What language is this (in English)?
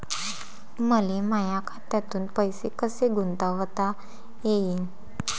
Marathi